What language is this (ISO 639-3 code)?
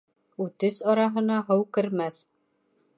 bak